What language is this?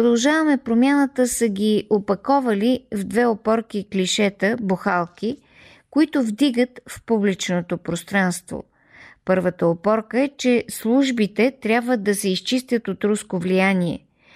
Bulgarian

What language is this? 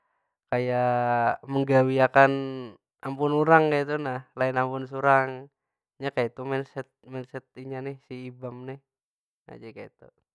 Banjar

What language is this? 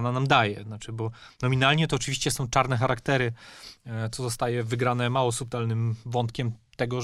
Polish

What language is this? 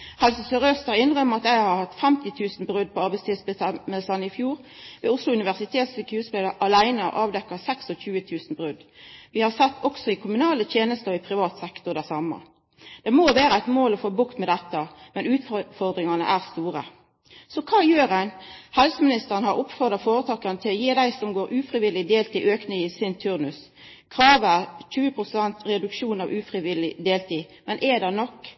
Norwegian Nynorsk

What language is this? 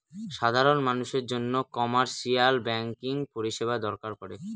Bangla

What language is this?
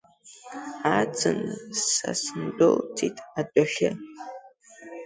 Abkhazian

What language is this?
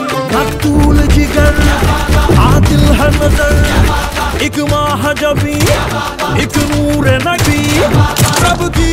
Romanian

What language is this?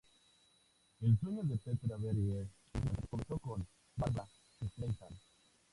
Spanish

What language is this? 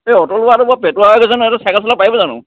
Assamese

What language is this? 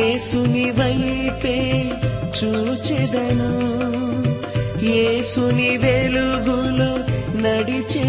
Telugu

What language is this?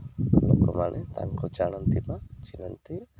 Odia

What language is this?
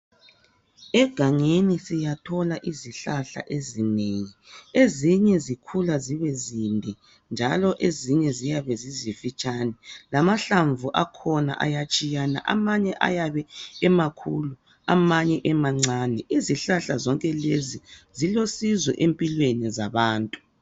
North Ndebele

